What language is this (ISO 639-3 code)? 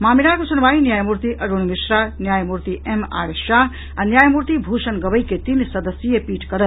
mai